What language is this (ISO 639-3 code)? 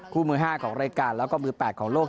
tha